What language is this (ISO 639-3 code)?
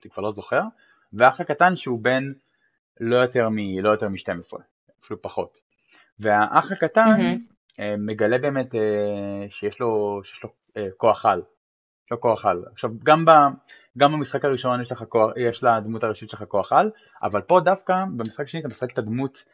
heb